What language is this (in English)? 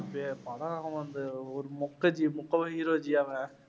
Tamil